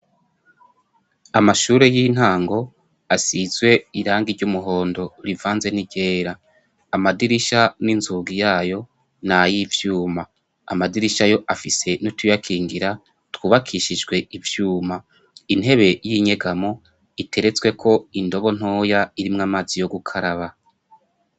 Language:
Rundi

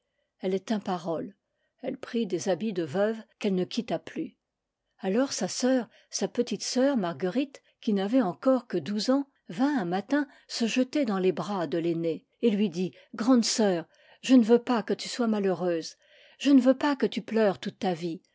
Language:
French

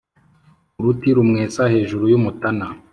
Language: Kinyarwanda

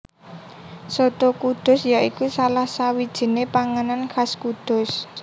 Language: Javanese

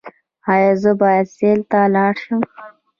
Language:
Pashto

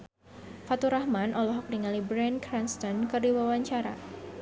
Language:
Sundanese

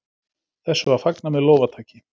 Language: Icelandic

